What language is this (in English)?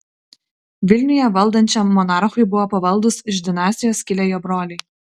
Lithuanian